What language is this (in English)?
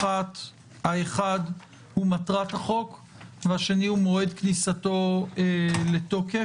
Hebrew